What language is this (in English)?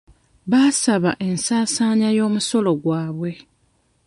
Ganda